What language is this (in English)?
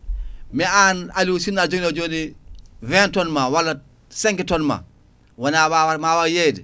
Fula